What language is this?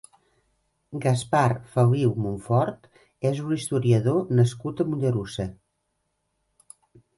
Catalan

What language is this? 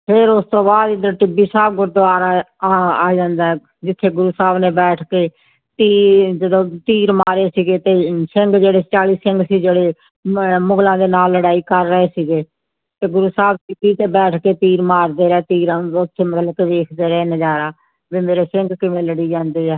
Punjabi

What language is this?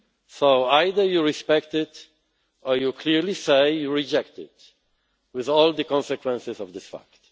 English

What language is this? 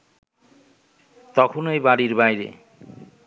Bangla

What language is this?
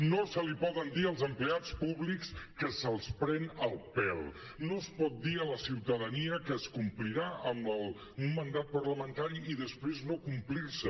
Catalan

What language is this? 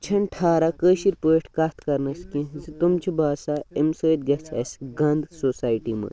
Kashmiri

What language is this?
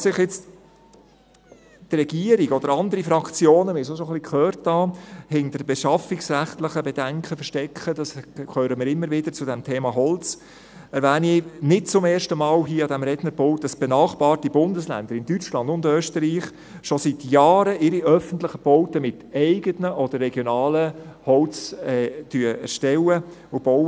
Swiss German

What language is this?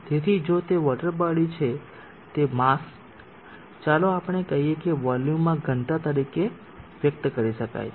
Gujarati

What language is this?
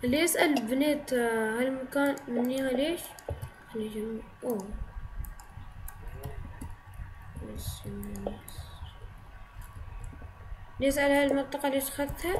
Arabic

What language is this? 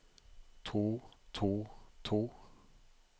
Norwegian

